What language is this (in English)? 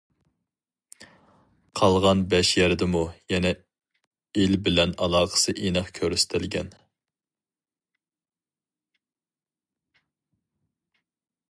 Uyghur